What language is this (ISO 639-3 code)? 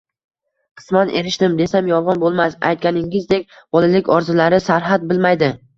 uzb